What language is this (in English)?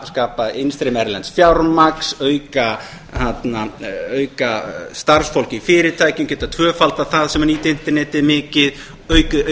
Icelandic